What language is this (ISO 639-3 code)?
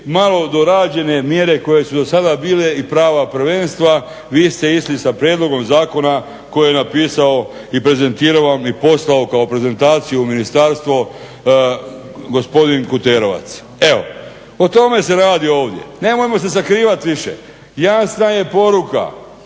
hrv